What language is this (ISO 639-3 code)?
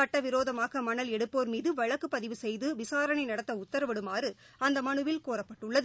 tam